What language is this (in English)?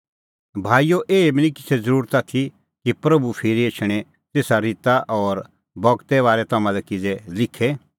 Kullu Pahari